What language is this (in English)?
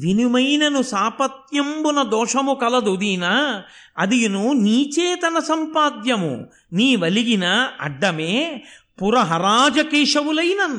Telugu